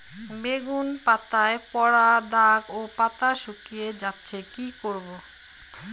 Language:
Bangla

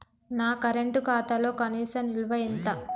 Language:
Telugu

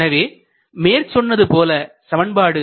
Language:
Tamil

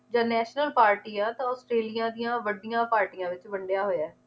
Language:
Punjabi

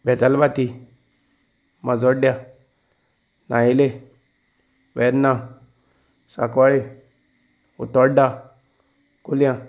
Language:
Konkani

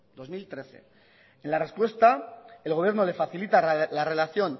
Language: Spanish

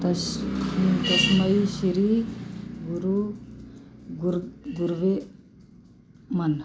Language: Punjabi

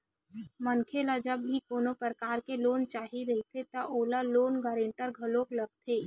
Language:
Chhattisgarhi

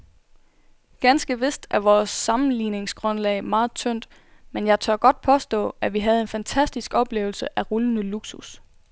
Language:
Danish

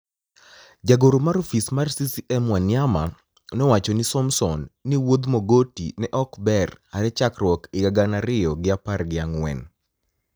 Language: Luo (Kenya and Tanzania)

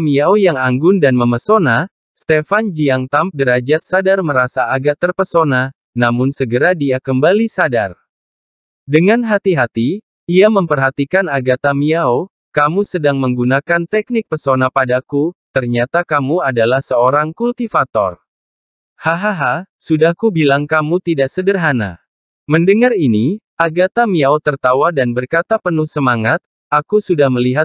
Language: Indonesian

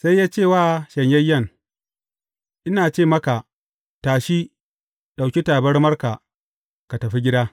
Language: Hausa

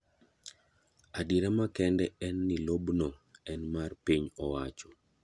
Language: Luo (Kenya and Tanzania)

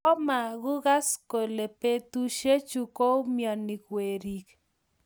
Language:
Kalenjin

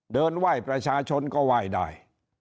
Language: Thai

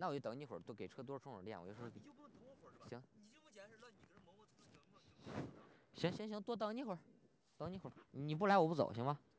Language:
Chinese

